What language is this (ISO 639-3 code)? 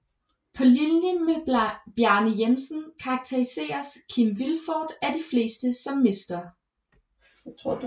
dan